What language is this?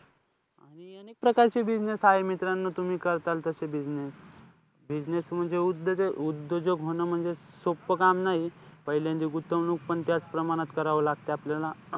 Marathi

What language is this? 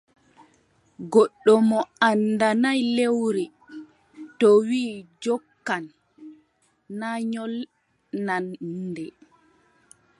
Adamawa Fulfulde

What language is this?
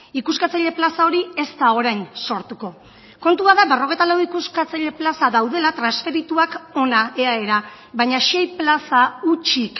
Basque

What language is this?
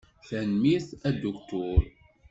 Kabyle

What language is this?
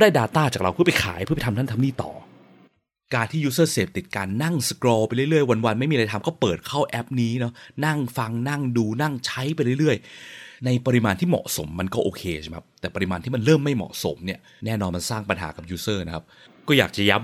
Thai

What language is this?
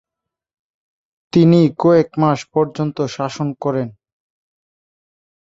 Bangla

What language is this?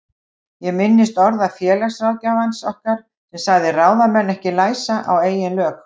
Icelandic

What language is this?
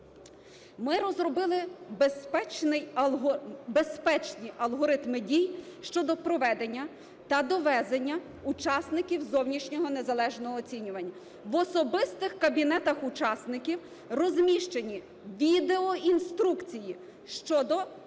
Ukrainian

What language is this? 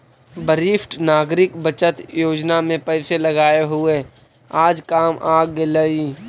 Magahi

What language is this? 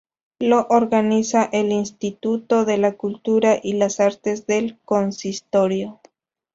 Spanish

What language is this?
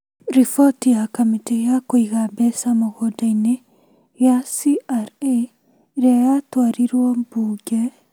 Kikuyu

